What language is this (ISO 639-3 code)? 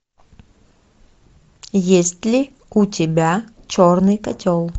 rus